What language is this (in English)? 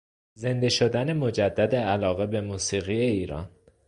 Persian